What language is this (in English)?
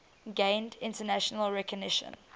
English